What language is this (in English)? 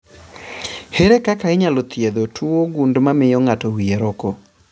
Luo (Kenya and Tanzania)